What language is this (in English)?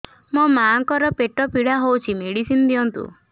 Odia